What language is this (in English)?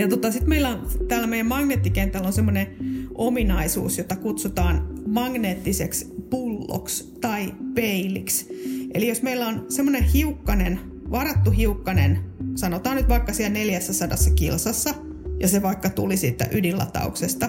Finnish